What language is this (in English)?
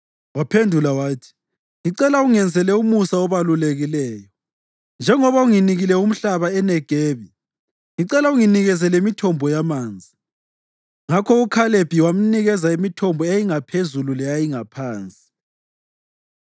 North Ndebele